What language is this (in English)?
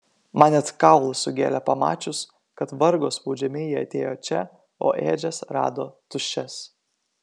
Lithuanian